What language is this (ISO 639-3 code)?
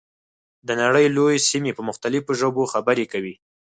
pus